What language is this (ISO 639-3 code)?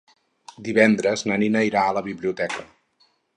cat